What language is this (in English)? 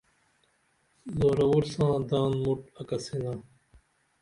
Dameli